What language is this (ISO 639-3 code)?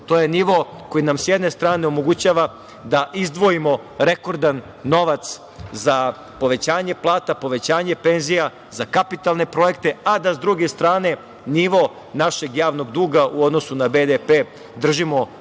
srp